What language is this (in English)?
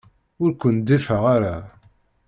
Kabyle